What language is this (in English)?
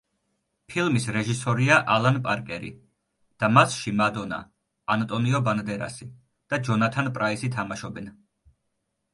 Georgian